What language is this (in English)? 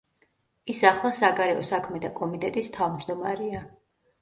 Georgian